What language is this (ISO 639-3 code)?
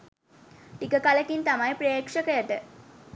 sin